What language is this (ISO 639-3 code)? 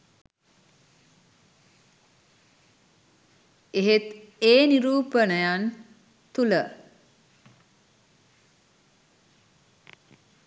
sin